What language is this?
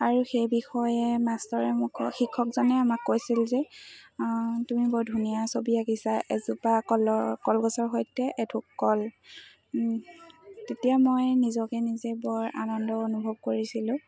Assamese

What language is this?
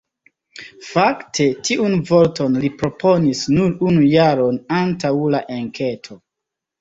Esperanto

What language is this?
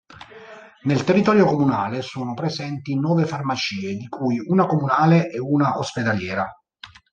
Italian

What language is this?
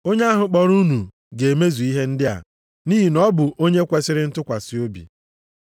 Igbo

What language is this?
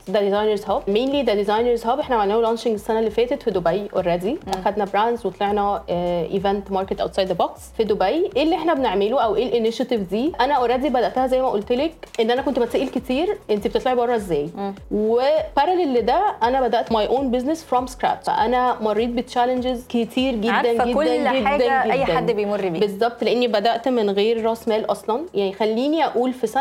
Arabic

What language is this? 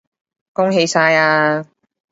Cantonese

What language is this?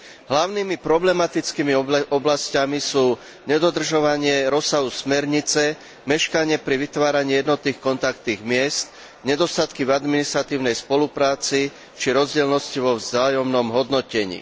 Slovak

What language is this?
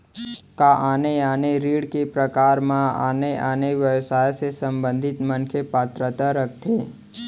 Chhattisgarhi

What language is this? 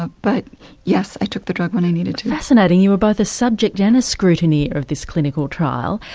English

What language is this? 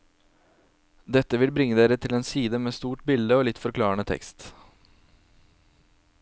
Norwegian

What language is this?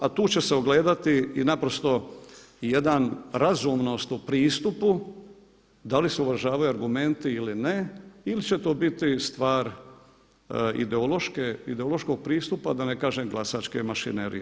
Croatian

